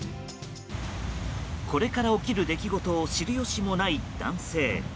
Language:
Japanese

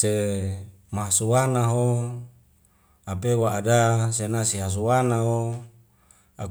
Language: Wemale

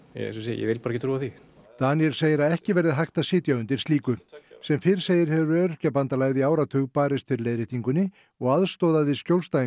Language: Icelandic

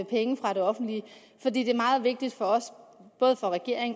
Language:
Danish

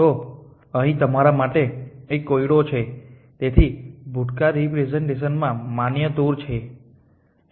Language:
Gujarati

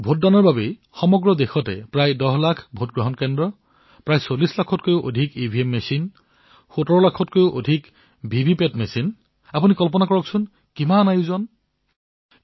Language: Assamese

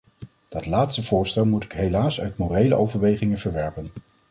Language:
Dutch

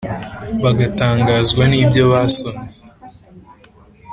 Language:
Kinyarwanda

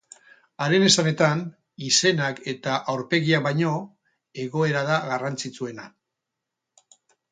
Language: Basque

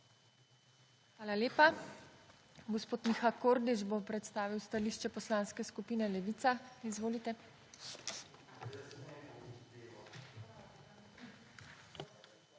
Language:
Slovenian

